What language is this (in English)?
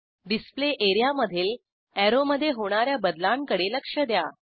Marathi